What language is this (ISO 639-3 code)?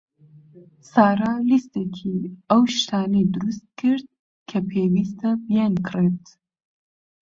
ckb